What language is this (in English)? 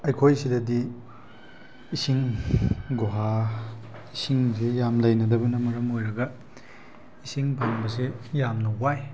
Manipuri